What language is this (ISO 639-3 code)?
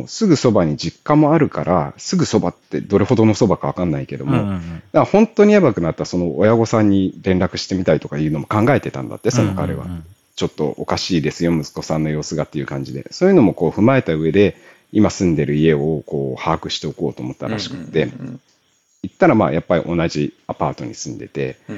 jpn